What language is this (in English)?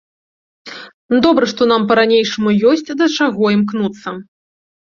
Belarusian